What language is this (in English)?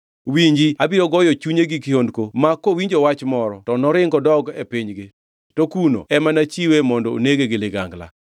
Luo (Kenya and Tanzania)